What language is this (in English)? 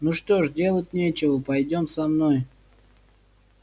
Russian